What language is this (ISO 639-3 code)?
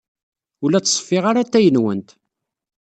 kab